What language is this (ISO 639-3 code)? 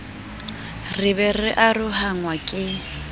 sot